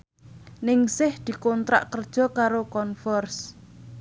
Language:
Javanese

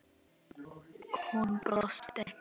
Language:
Icelandic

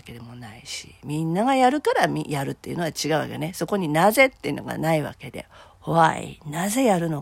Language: Japanese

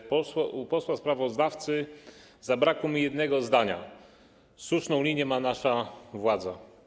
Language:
Polish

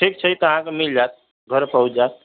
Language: Maithili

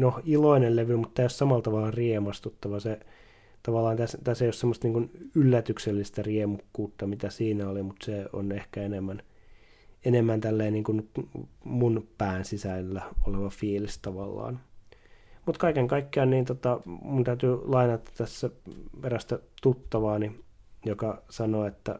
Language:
Finnish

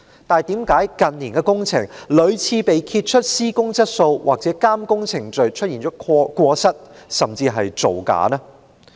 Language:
Cantonese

